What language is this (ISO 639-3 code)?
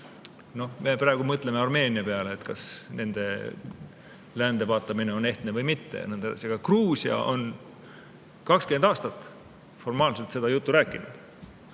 est